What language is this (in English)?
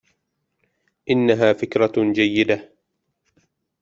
Arabic